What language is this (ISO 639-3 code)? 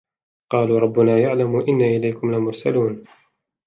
ara